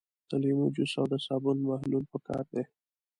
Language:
Pashto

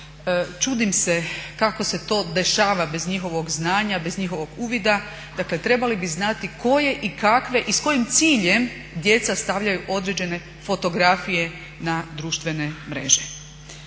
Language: Croatian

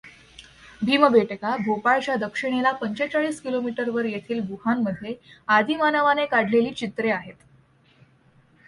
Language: Marathi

